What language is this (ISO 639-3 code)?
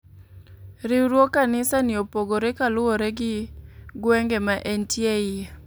luo